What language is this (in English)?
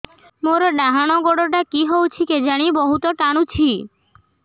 Odia